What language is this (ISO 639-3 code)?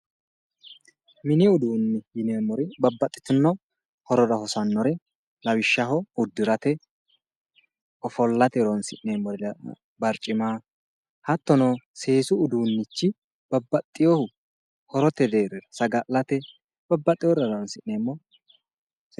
sid